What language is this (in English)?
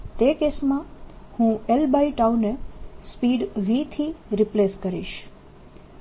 Gujarati